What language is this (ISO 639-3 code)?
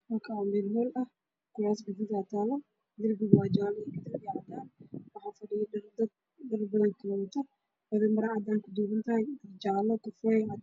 som